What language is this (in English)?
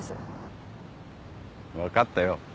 Japanese